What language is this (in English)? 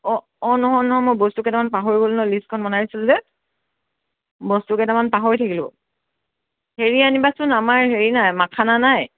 Assamese